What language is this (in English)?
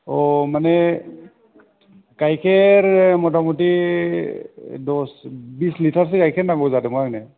Bodo